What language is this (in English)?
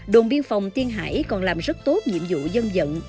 Vietnamese